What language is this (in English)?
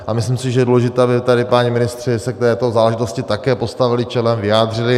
Czech